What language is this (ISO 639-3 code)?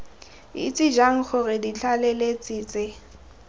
tsn